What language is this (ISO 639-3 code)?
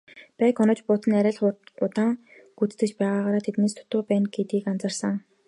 mon